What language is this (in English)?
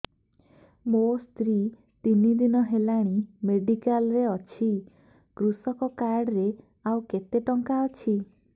Odia